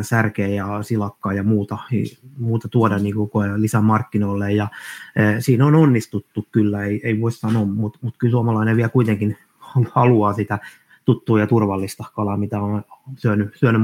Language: Finnish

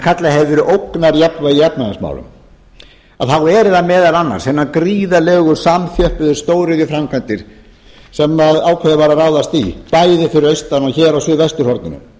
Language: Icelandic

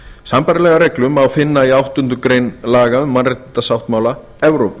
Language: Icelandic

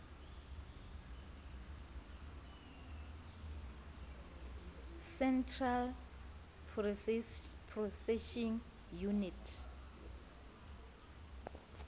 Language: Southern Sotho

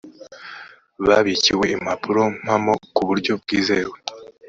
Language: Kinyarwanda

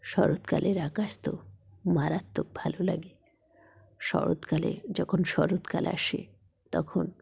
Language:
Bangla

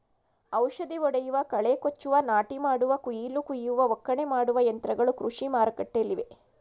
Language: Kannada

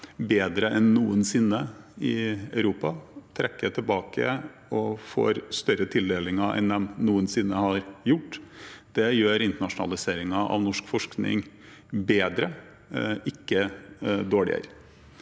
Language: Norwegian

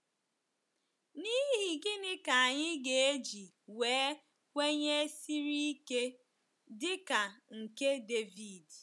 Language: Igbo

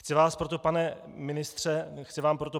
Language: Czech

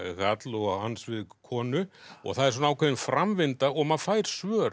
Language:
Icelandic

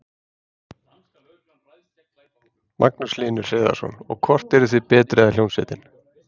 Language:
Icelandic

